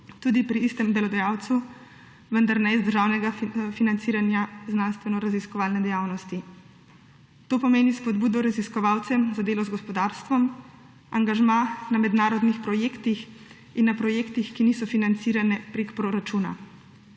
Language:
Slovenian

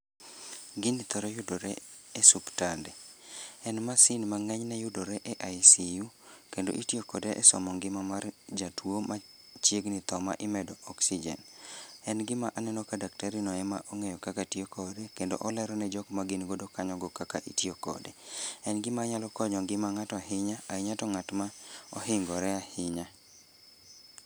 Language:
Luo (Kenya and Tanzania)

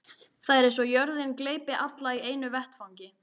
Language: Icelandic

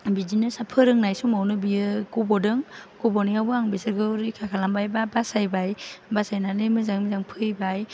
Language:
Bodo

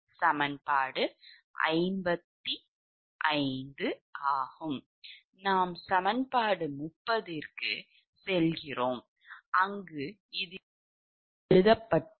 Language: Tamil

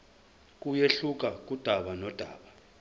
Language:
Zulu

